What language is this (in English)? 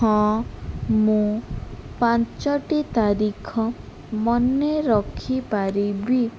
Odia